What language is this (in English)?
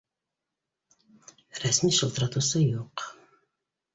Bashkir